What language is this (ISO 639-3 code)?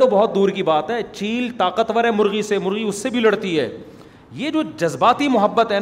urd